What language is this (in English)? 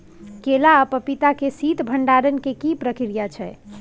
Maithili